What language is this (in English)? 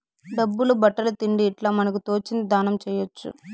Telugu